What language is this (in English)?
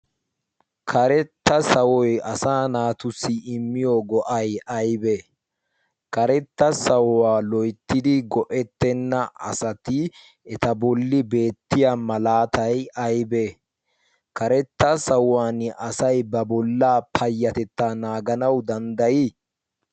Wolaytta